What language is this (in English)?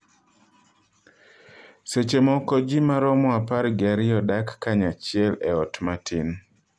Luo (Kenya and Tanzania)